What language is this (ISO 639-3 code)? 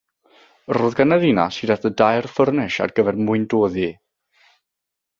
cym